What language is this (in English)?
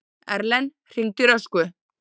Icelandic